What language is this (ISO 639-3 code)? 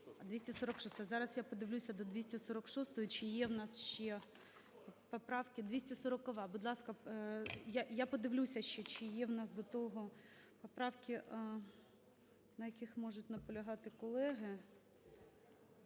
ukr